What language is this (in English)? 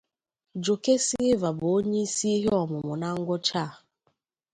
Igbo